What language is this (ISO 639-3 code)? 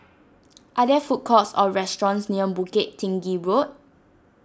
eng